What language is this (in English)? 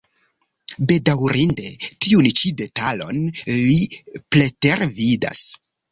Esperanto